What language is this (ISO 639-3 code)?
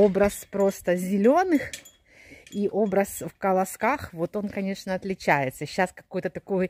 rus